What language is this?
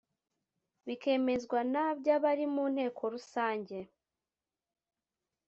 Kinyarwanda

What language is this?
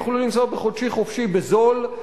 Hebrew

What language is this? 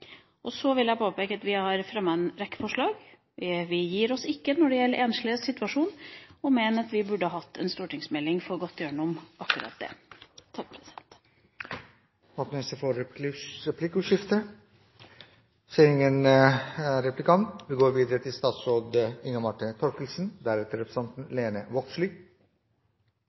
Norwegian Bokmål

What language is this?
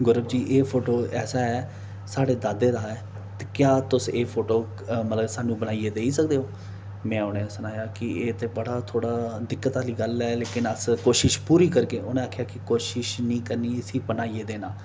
Dogri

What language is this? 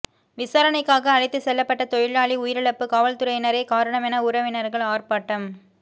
Tamil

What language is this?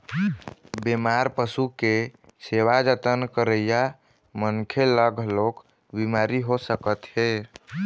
Chhattisgarhi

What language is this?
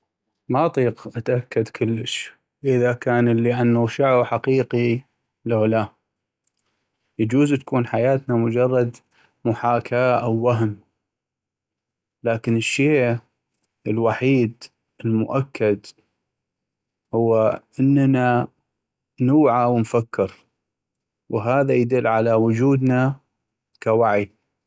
North Mesopotamian Arabic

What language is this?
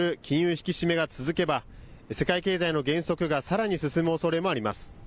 Japanese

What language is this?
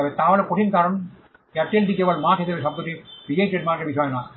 Bangla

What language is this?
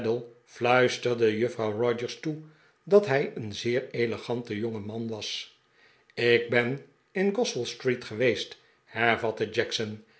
Dutch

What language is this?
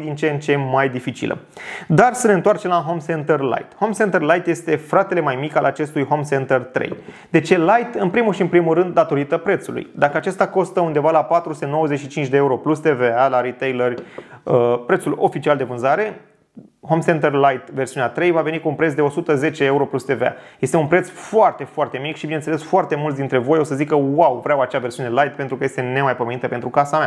Romanian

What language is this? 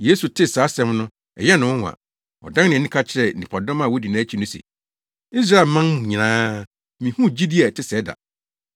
Akan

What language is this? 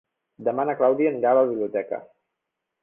Catalan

